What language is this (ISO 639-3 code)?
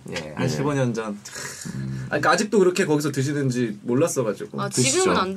kor